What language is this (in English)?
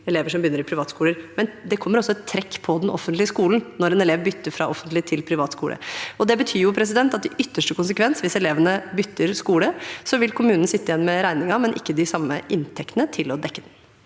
Norwegian